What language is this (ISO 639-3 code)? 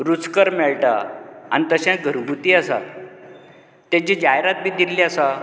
kok